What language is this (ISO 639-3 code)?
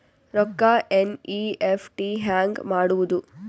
kan